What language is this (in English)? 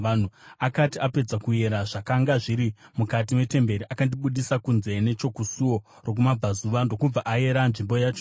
Shona